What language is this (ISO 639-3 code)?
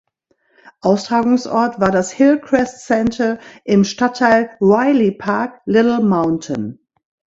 deu